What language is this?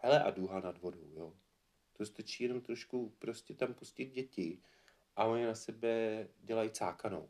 Czech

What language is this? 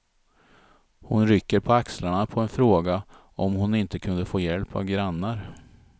Swedish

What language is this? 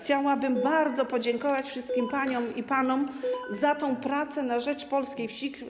Polish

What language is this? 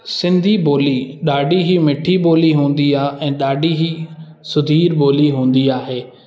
Sindhi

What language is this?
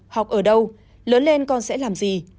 Vietnamese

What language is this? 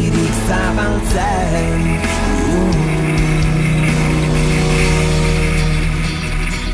Hungarian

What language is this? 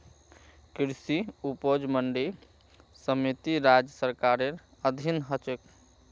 Magahi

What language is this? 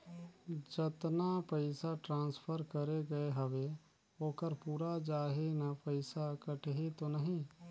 Chhattisgarhi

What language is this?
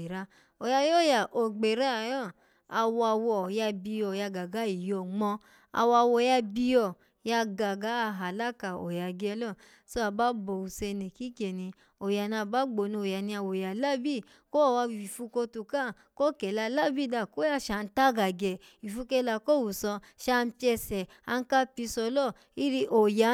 Alago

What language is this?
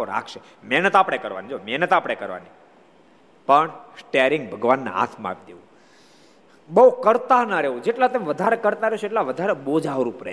Gujarati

